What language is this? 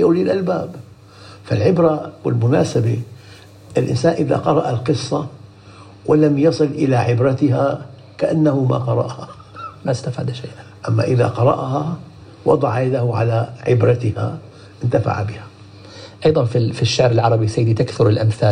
Arabic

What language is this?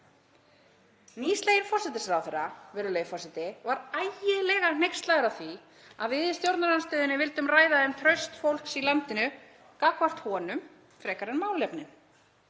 Icelandic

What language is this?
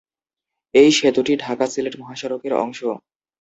Bangla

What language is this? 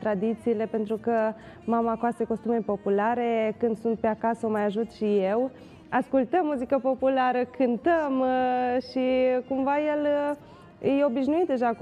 Romanian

